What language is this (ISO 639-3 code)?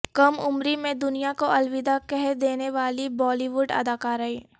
urd